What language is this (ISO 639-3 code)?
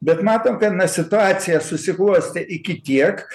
lit